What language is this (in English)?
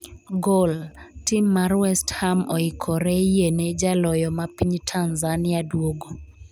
Luo (Kenya and Tanzania)